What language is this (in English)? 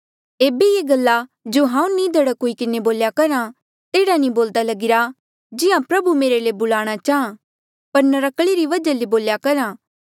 Mandeali